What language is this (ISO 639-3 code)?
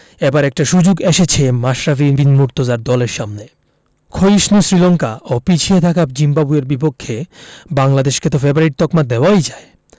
ben